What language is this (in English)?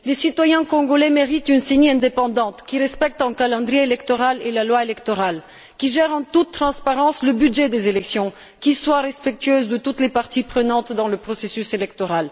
French